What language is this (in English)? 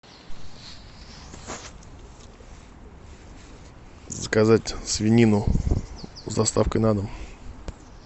Russian